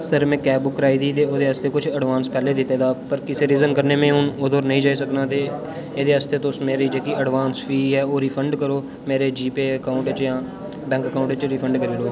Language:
Dogri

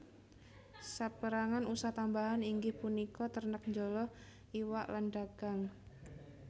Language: Javanese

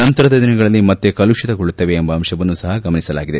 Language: Kannada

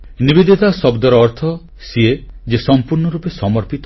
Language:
Odia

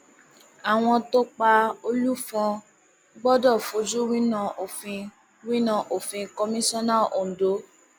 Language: Yoruba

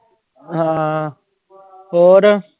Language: Punjabi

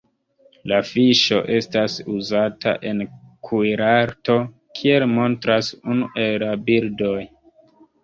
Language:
Esperanto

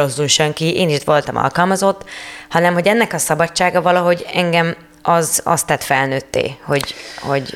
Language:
Hungarian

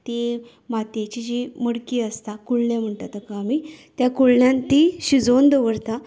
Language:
Konkani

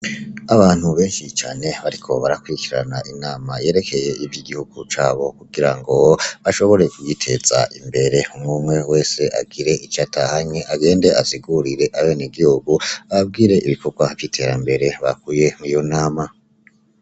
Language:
Rundi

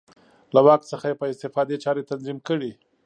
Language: Pashto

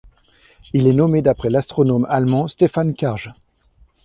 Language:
French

